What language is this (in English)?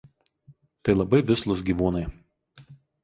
Lithuanian